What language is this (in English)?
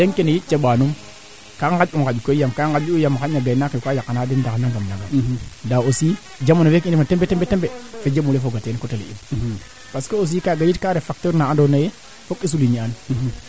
Serer